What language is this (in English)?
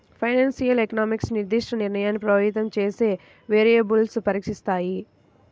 Telugu